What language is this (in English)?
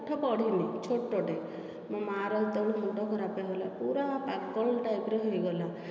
Odia